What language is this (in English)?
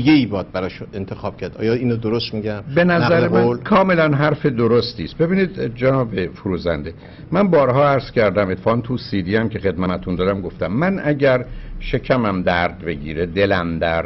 Persian